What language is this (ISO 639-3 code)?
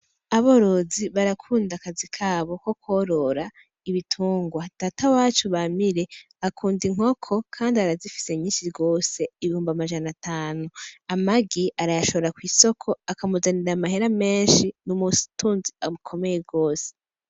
run